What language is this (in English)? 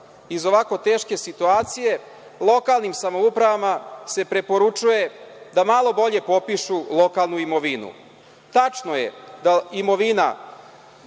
Serbian